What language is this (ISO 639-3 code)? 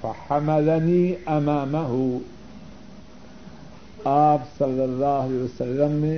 urd